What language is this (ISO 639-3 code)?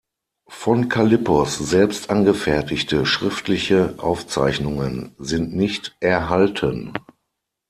deu